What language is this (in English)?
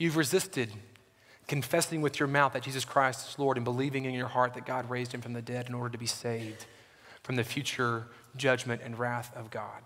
English